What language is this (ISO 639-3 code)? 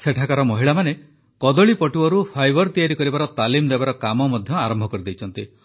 ori